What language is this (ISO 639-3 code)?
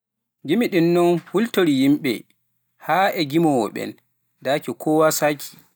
fuf